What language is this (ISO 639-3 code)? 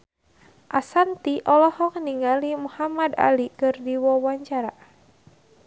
sun